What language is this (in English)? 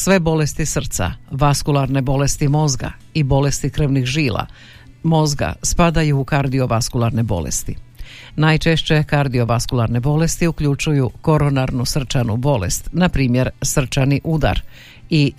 Croatian